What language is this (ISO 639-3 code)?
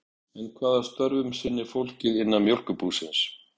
isl